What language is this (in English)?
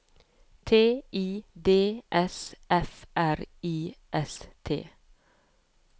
Norwegian